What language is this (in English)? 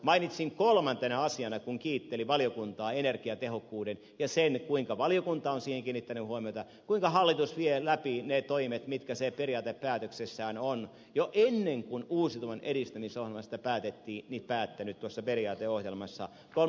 Finnish